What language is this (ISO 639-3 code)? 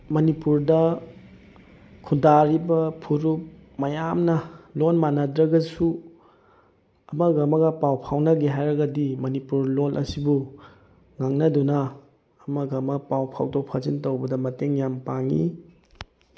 mni